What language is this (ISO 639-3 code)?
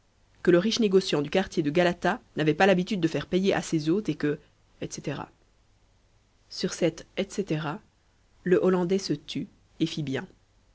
fra